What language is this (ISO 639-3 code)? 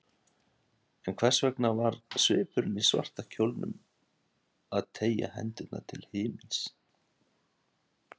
isl